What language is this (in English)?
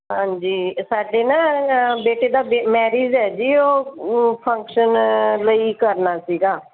Punjabi